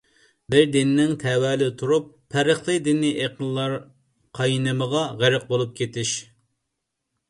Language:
Uyghur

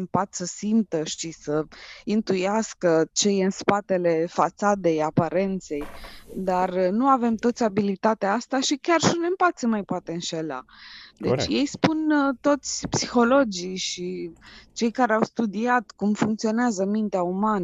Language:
Romanian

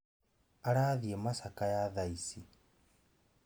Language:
Kikuyu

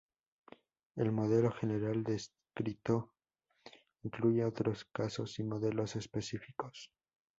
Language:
Spanish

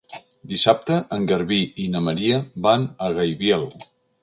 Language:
Catalan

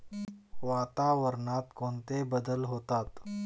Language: Marathi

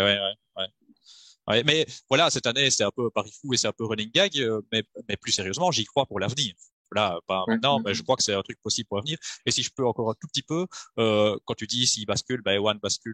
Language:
French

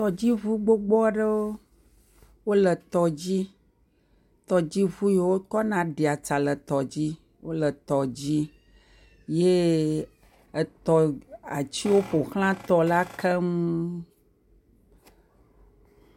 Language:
Ewe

